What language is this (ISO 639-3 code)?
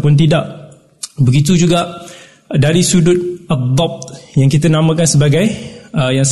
msa